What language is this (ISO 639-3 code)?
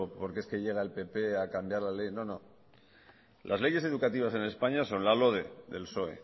spa